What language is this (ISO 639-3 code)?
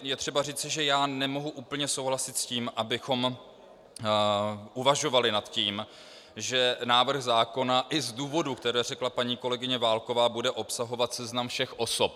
ces